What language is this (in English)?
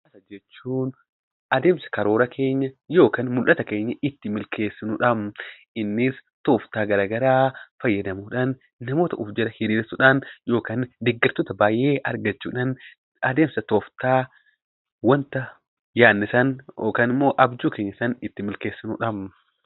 Oromo